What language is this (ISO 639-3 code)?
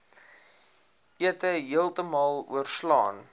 afr